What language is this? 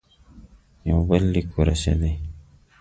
Pashto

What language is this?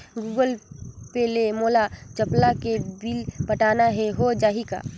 Chhattisgarhi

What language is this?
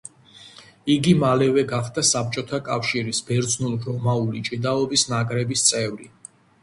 Georgian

